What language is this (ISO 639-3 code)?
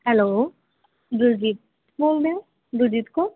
pan